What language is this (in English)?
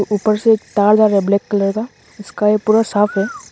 Hindi